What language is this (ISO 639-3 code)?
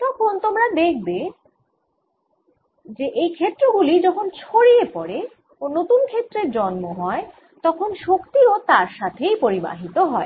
ben